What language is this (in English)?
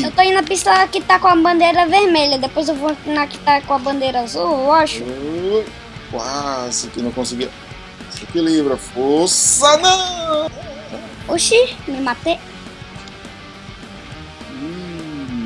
Portuguese